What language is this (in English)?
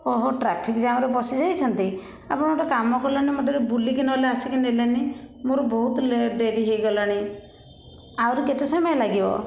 Odia